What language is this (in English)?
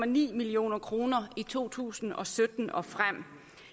Danish